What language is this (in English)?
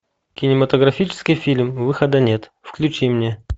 Russian